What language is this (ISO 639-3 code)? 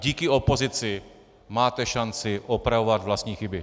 ces